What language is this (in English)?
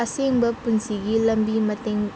Manipuri